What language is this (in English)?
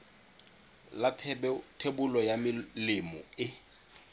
Tswana